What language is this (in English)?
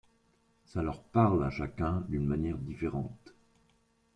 French